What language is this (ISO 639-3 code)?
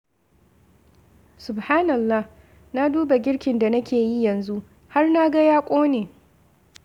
hau